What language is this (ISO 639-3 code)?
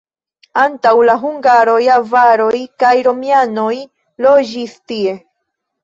epo